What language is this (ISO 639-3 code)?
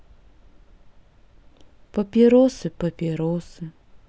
rus